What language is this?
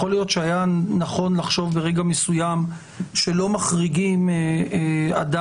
Hebrew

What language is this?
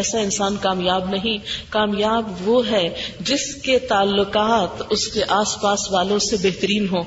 Urdu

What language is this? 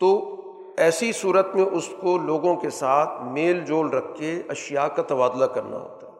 Urdu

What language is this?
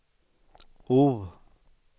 Swedish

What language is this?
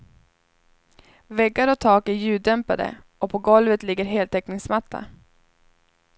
Swedish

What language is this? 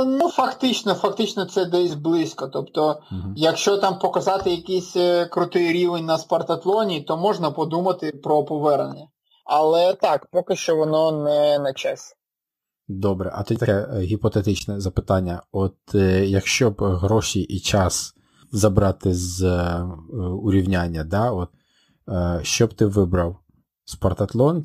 Ukrainian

